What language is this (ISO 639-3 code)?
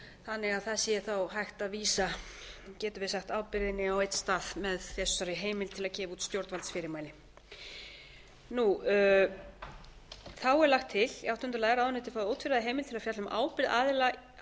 isl